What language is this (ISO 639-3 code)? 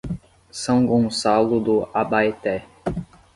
por